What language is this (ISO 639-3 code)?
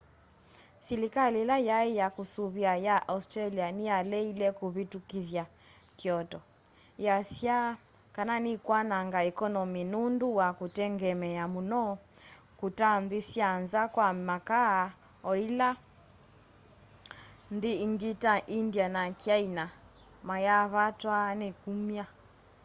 kam